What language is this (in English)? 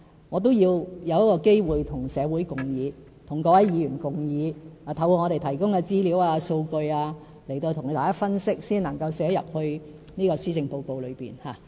Cantonese